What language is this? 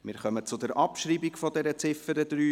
Swiss German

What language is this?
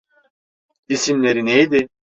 Turkish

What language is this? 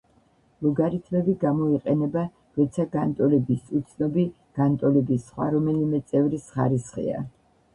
Georgian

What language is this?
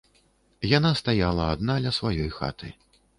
Belarusian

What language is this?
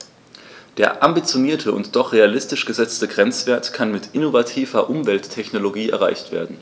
German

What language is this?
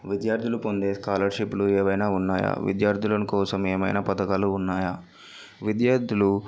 Telugu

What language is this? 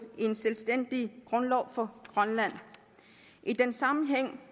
Danish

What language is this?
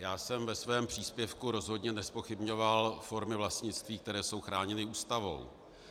Czech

